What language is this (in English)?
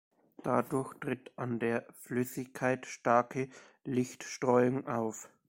German